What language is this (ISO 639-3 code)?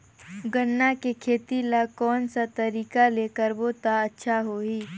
hne